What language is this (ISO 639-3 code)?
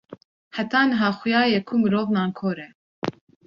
kur